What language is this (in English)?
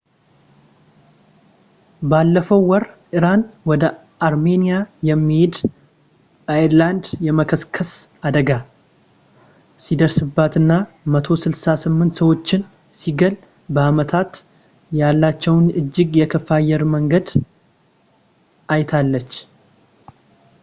Amharic